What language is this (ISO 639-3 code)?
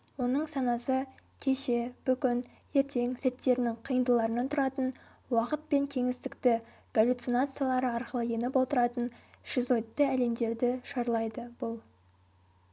kaz